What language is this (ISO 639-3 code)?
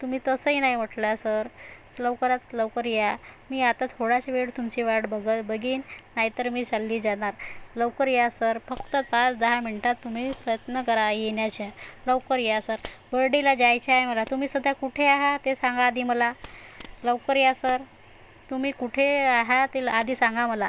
mar